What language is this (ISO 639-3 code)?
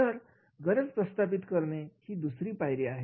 mar